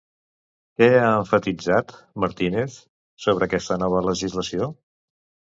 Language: Catalan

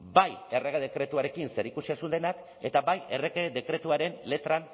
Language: Basque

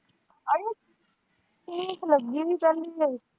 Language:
Punjabi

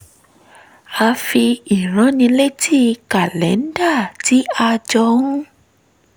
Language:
Yoruba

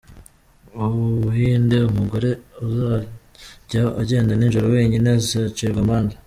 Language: Kinyarwanda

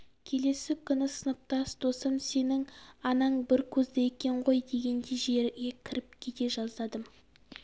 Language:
Kazakh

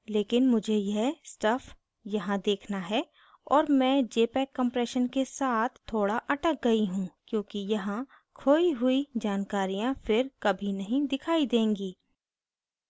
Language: Hindi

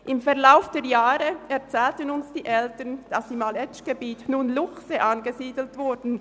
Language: Swiss German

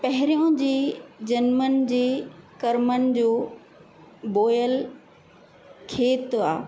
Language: Sindhi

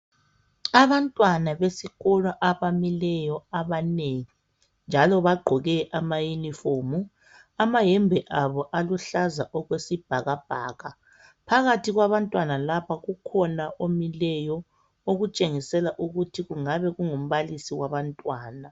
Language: North Ndebele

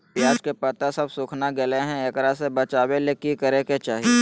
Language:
Magahi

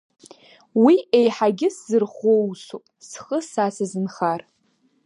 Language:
Abkhazian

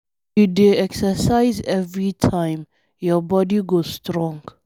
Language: Nigerian Pidgin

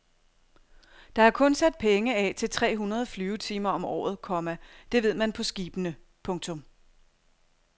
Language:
Danish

